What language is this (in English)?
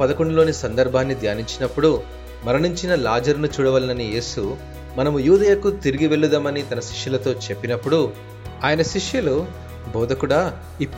Telugu